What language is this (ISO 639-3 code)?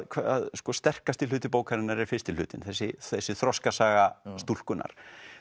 isl